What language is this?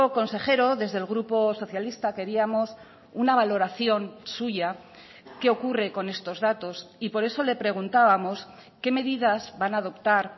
Spanish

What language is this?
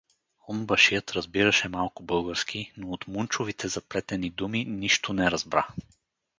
Bulgarian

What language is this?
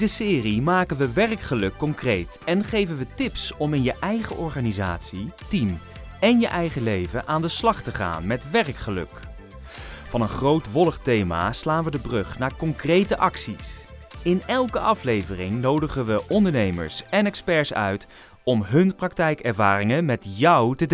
Dutch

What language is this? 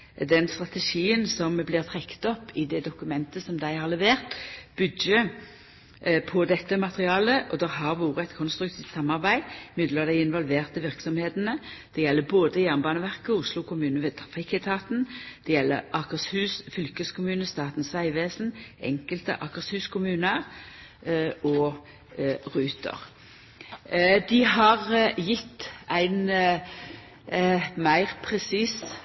Norwegian Nynorsk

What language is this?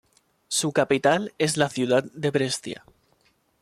Spanish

